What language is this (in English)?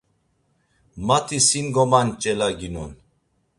Laz